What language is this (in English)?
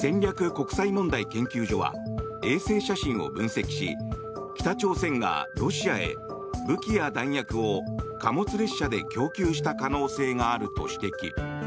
Japanese